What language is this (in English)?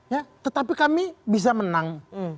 Indonesian